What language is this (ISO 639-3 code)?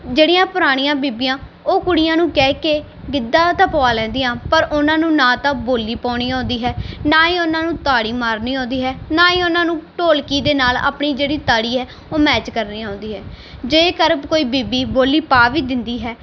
pan